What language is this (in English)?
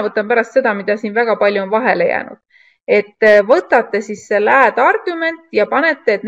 Finnish